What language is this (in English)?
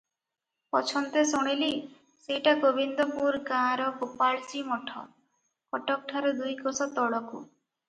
Odia